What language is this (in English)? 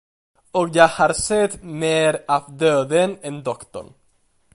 Swedish